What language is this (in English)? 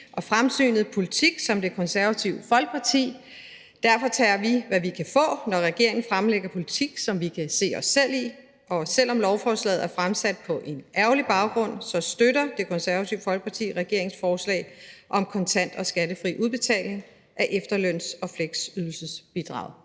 Danish